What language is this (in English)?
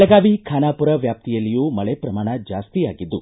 Kannada